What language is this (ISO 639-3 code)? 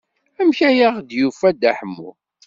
kab